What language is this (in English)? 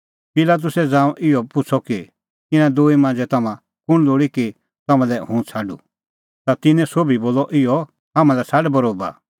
Kullu Pahari